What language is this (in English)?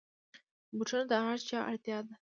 Pashto